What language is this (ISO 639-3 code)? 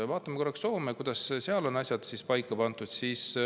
est